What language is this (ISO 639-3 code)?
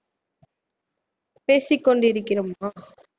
tam